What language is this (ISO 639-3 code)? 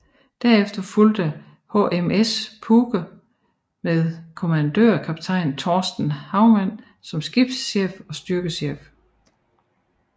dan